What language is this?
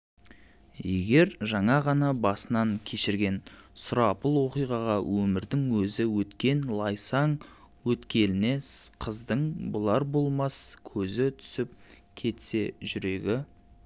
Kazakh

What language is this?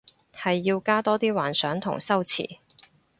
Cantonese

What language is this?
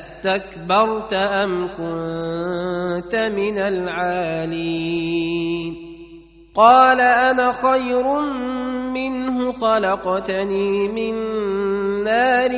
Arabic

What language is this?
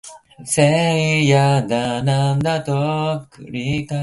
Japanese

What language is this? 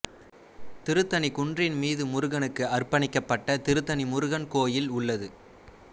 Tamil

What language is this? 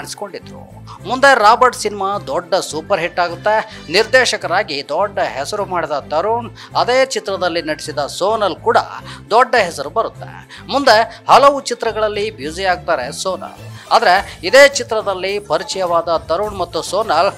Kannada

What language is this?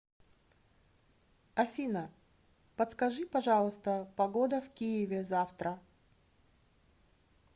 Russian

